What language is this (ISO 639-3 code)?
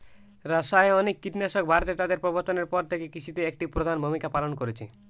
ben